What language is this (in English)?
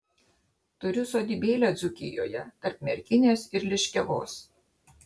Lithuanian